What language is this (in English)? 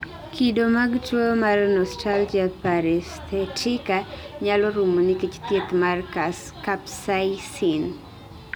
Luo (Kenya and Tanzania)